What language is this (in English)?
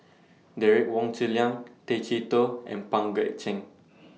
English